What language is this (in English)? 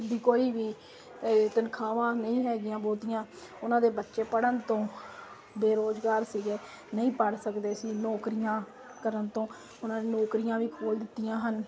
Punjabi